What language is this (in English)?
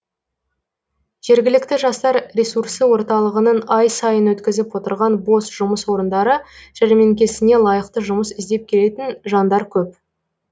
Kazakh